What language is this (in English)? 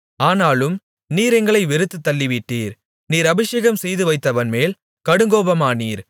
Tamil